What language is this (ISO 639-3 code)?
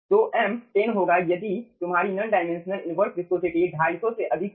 hin